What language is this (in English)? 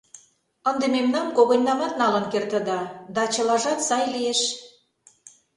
Mari